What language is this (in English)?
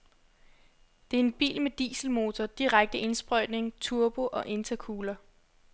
Danish